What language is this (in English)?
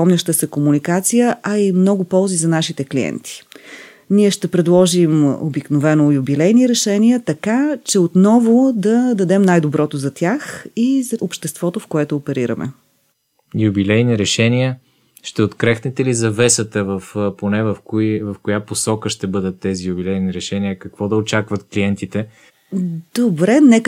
Bulgarian